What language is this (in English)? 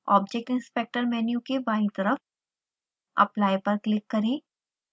Hindi